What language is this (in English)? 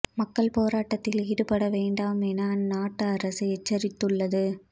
Tamil